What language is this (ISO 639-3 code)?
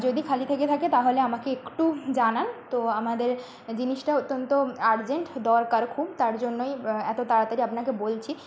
ben